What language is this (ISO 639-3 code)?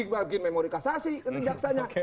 ind